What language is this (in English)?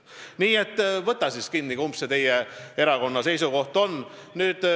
Estonian